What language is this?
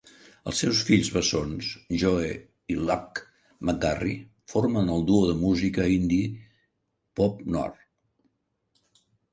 Catalan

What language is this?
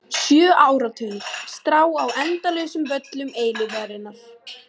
Icelandic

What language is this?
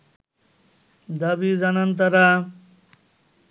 Bangla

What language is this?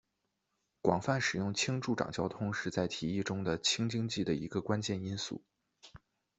Chinese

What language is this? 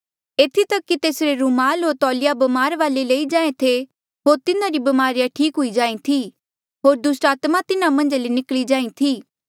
Mandeali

